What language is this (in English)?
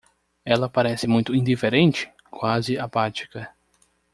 Portuguese